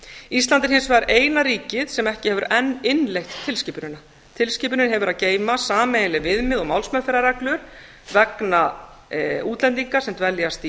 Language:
Icelandic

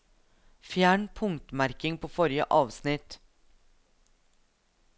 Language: Norwegian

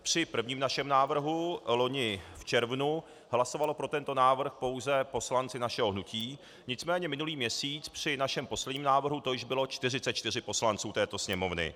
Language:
Czech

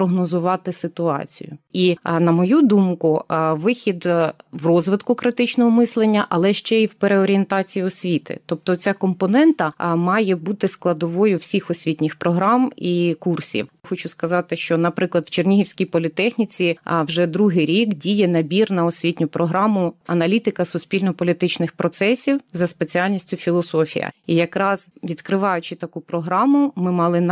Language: Ukrainian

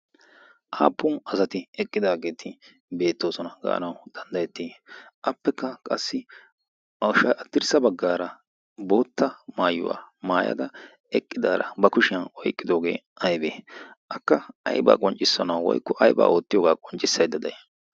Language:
Wolaytta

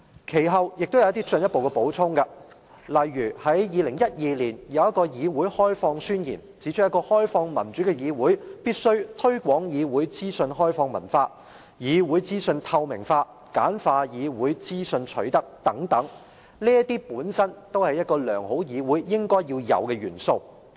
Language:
Cantonese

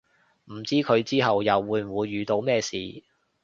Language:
Cantonese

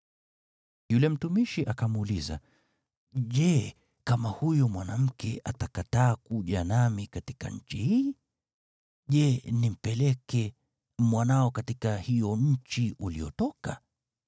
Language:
Swahili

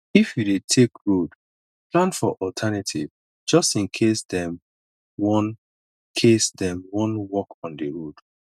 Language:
Nigerian Pidgin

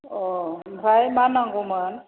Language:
Bodo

